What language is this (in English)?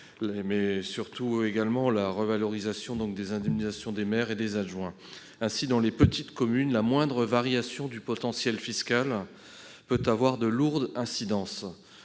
French